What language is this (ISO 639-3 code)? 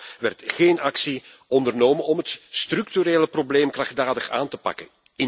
nld